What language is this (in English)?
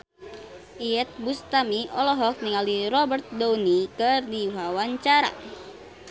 Sundanese